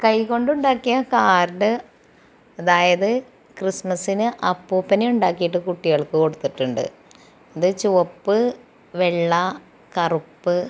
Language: Malayalam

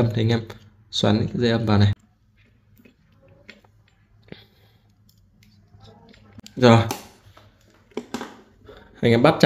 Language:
Vietnamese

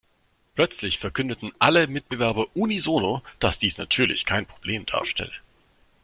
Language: German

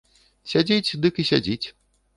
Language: Belarusian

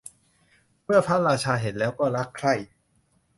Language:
Thai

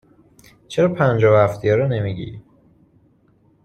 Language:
Persian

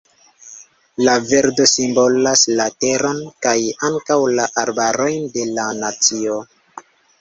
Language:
Esperanto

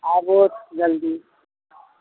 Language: Maithili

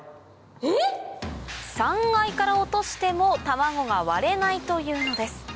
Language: Japanese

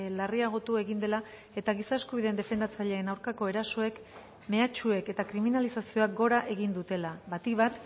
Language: Basque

